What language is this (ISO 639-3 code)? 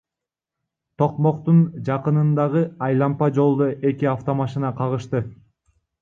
kir